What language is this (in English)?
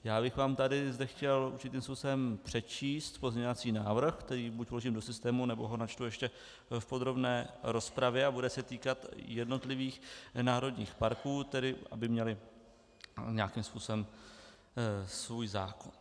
Czech